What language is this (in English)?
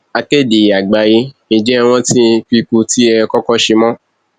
Yoruba